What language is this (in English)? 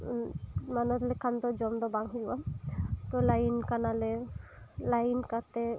Santali